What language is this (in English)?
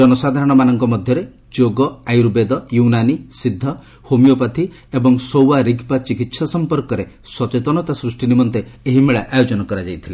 Odia